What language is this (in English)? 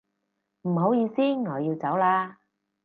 Cantonese